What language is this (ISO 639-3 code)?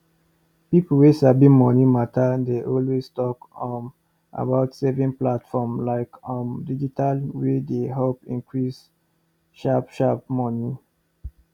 pcm